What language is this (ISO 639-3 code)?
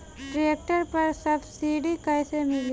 bho